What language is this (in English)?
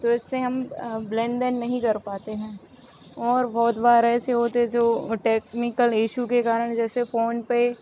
Hindi